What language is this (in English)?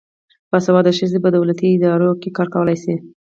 Pashto